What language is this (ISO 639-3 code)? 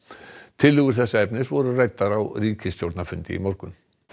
isl